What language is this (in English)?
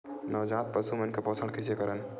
Chhattisgarhi